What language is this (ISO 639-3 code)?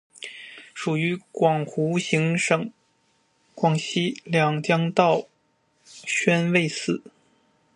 zho